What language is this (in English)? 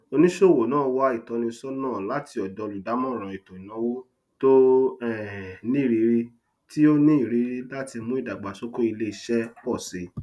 Yoruba